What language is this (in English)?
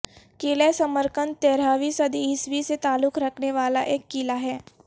Urdu